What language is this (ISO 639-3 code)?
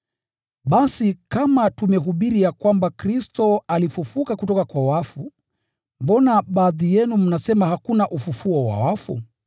swa